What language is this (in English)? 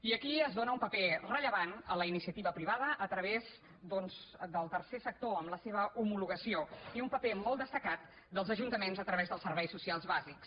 Catalan